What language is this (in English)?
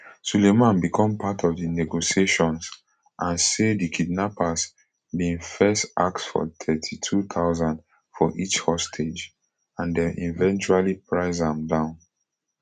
Nigerian Pidgin